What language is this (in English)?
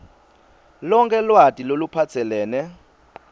Swati